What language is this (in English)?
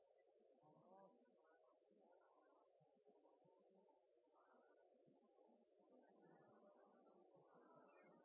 Norwegian Bokmål